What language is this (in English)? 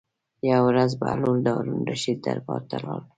Pashto